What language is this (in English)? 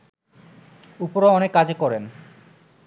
Bangla